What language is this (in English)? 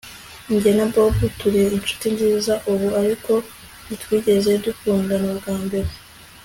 Kinyarwanda